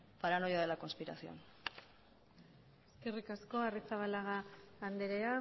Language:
Basque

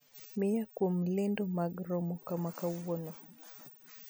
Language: Luo (Kenya and Tanzania)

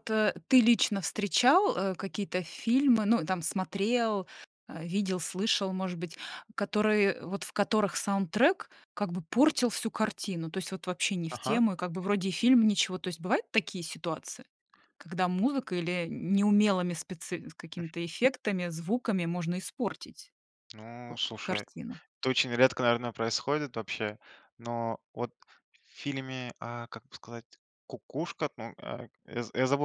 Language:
Russian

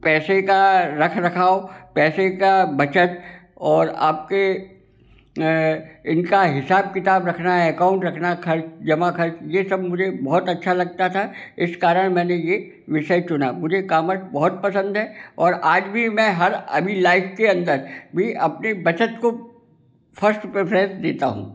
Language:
Hindi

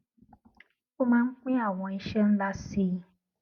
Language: Yoruba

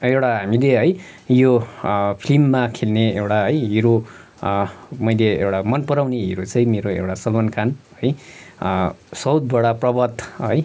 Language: Nepali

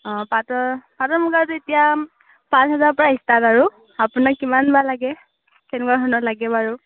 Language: Assamese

